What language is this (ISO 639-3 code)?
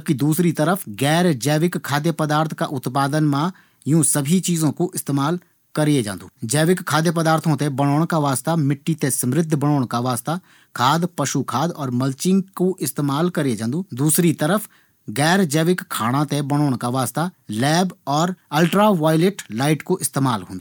gbm